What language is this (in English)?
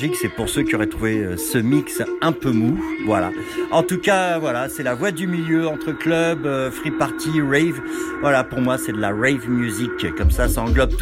French